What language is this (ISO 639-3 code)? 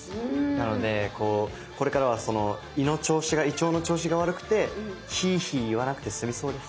jpn